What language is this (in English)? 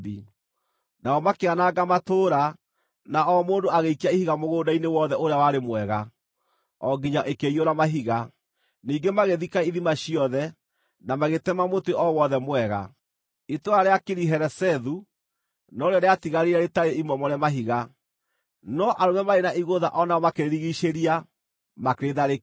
Kikuyu